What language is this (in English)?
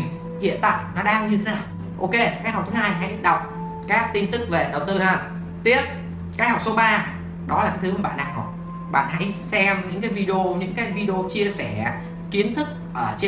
Vietnamese